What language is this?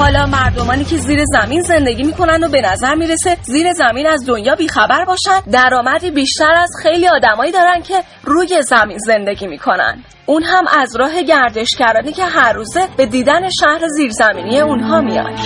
Persian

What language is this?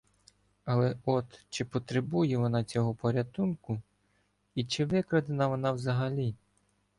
Ukrainian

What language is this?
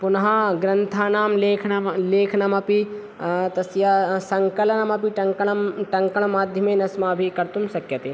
Sanskrit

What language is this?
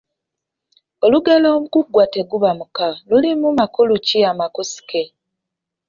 Ganda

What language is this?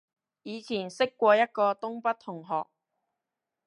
Cantonese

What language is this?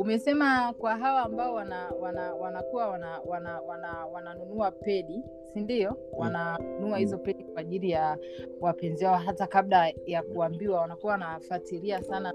Swahili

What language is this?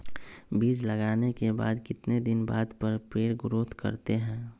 Magahi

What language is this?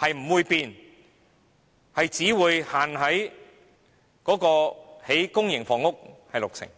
Cantonese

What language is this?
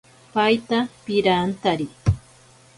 Ashéninka Perené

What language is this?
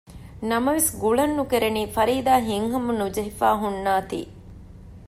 Divehi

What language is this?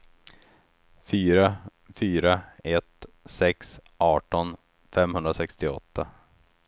Swedish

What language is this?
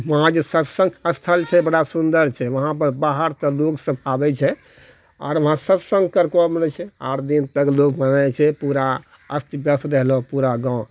Maithili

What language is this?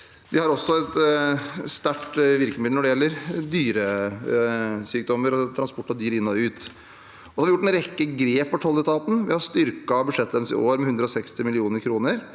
Norwegian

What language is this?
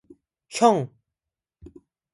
Korean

